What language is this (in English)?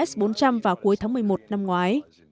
Vietnamese